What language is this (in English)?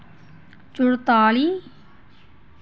Dogri